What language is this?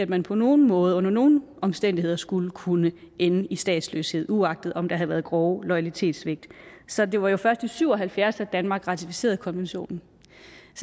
Danish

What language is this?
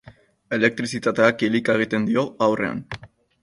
Basque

